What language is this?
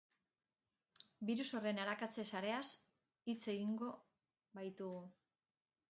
Basque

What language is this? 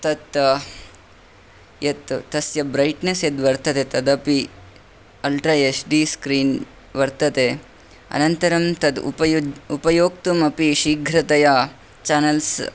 Sanskrit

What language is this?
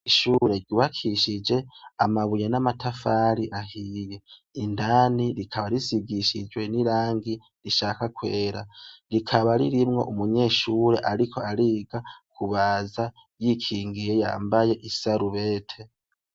Rundi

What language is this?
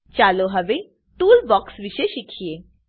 Gujarati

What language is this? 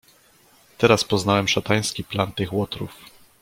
Polish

